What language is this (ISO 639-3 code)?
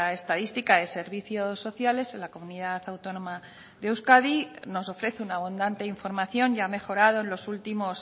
spa